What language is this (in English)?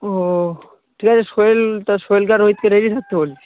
Bangla